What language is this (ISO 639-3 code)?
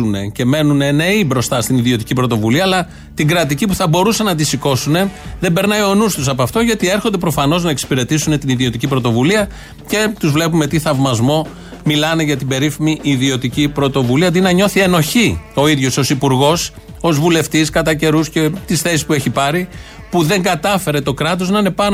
ell